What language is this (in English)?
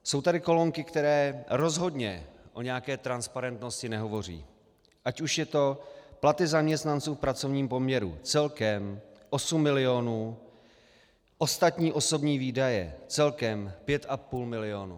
Czech